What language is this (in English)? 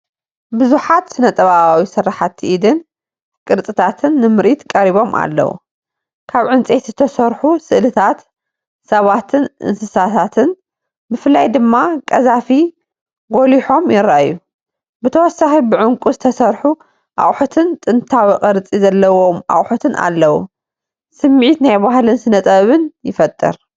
Tigrinya